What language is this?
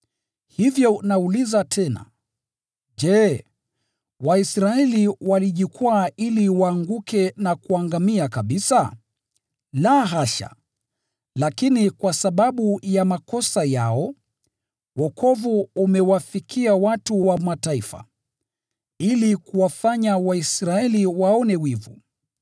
Swahili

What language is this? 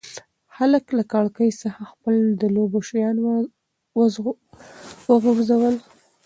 Pashto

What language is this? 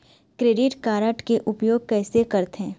Chhattisgarhi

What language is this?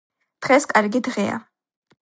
Georgian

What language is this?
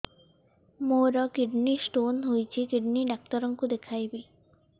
Odia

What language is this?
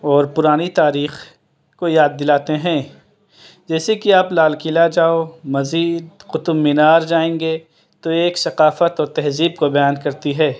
Urdu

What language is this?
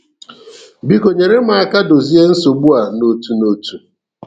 Igbo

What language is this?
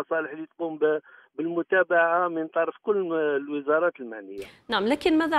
Arabic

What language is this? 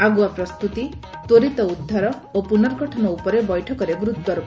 Odia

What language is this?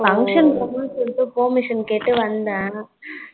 Tamil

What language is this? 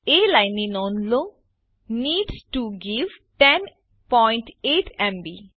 Gujarati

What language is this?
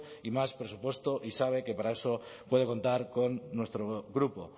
Spanish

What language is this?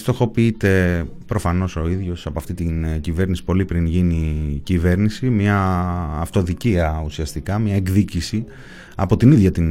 Greek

